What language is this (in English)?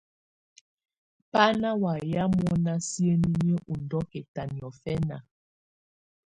Tunen